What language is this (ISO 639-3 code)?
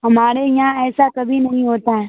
urd